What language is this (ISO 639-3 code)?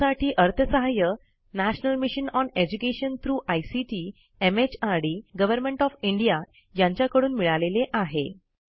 mar